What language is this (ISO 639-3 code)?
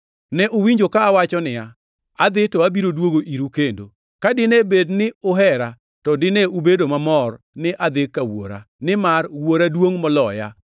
luo